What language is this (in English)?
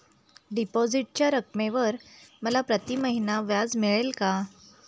Marathi